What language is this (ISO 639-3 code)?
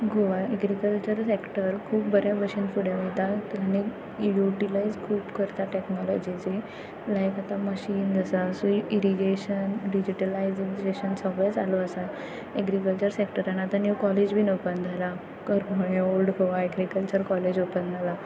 kok